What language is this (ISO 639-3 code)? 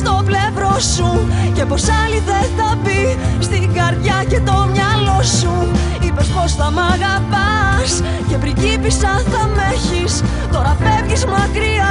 ell